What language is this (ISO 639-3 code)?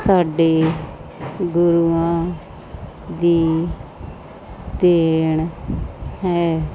pan